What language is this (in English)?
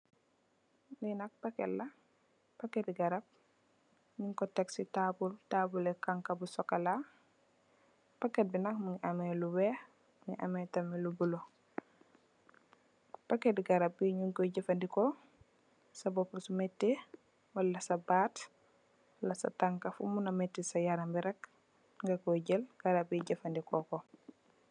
Wolof